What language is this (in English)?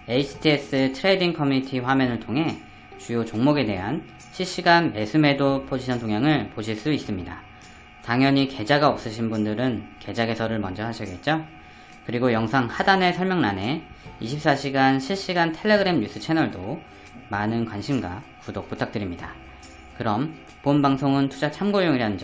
Korean